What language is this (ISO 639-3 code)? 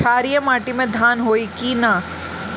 bho